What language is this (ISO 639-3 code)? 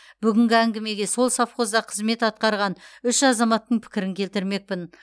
kaz